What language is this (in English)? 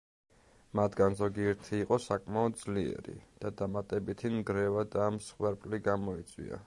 Georgian